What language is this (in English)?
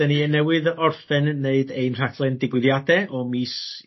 Welsh